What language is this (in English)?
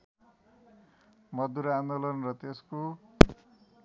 Nepali